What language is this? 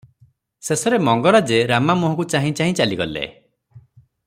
Odia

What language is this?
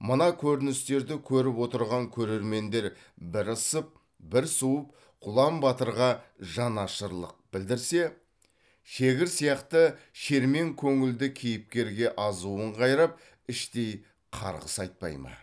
Kazakh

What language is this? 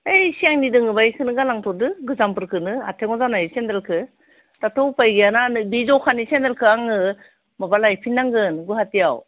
Bodo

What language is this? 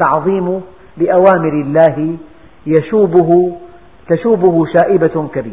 Arabic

